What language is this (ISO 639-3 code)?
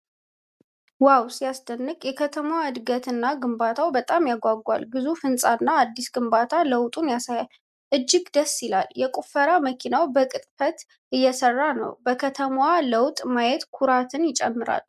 amh